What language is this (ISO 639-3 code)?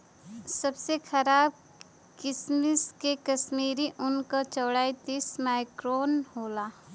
bho